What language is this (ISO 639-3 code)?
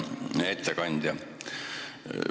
est